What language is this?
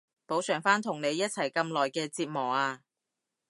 Cantonese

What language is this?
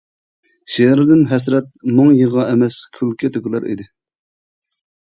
Uyghur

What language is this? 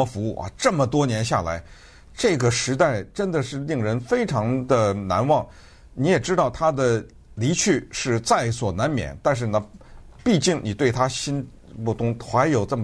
Chinese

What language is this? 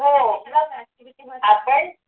Marathi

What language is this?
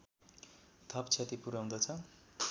Nepali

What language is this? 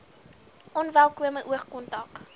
Afrikaans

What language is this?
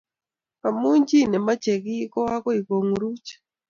Kalenjin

